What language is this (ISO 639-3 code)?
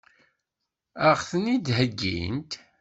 kab